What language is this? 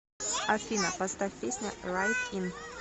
Russian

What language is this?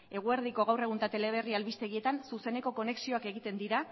Basque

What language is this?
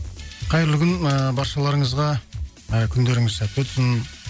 Kazakh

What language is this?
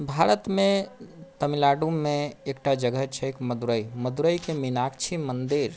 Maithili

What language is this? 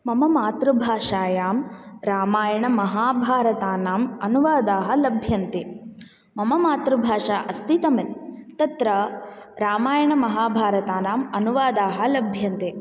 Sanskrit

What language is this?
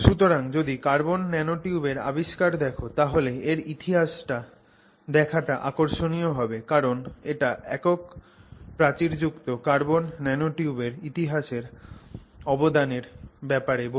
Bangla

